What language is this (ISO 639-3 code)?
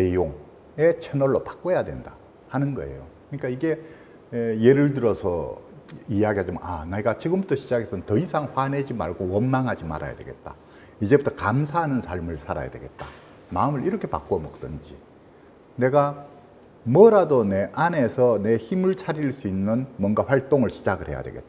kor